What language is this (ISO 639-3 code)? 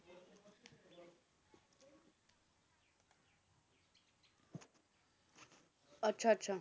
pan